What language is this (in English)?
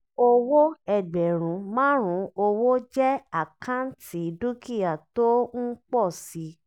Yoruba